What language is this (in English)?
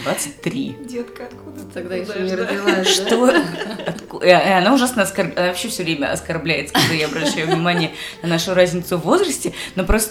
Russian